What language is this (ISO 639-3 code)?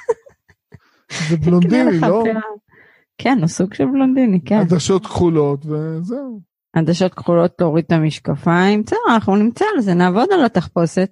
heb